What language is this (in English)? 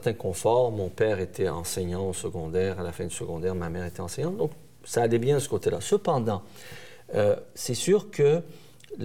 French